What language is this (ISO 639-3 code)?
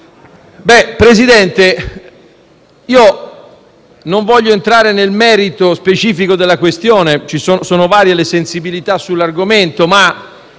ita